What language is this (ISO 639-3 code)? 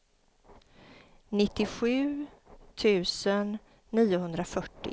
swe